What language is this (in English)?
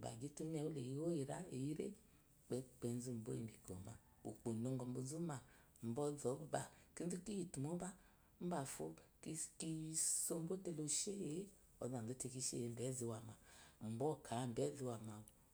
Eloyi